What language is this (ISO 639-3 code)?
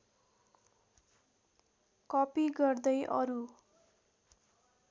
nep